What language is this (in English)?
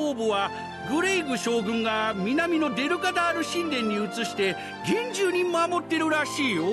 Japanese